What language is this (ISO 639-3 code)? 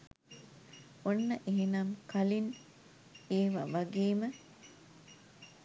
sin